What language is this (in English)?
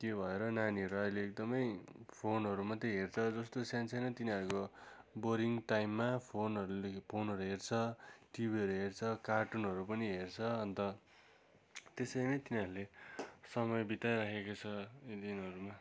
Nepali